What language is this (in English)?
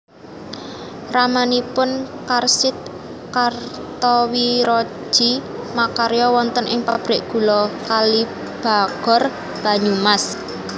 Javanese